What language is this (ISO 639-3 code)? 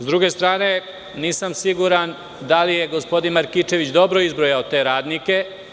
srp